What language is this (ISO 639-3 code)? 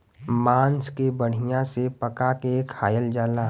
bho